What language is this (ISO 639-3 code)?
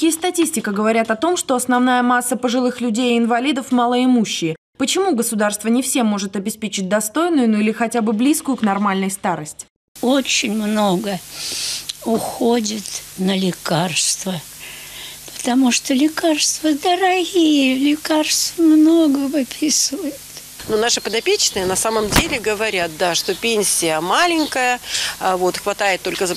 rus